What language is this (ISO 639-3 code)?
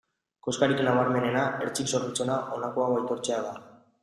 eus